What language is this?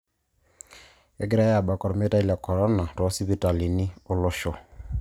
Masai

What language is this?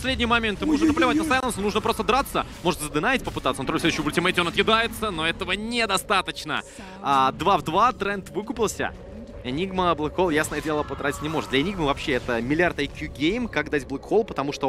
Russian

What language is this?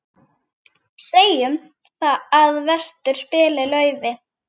Icelandic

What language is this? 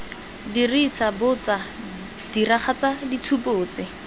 Tswana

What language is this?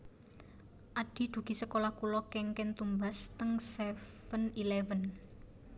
Javanese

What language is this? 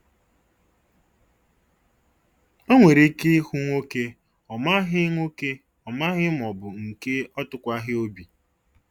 Igbo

